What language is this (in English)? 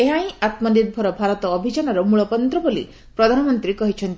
Odia